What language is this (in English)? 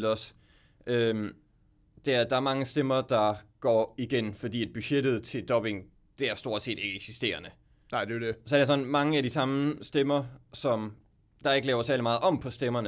Danish